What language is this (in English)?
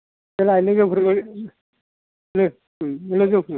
Bodo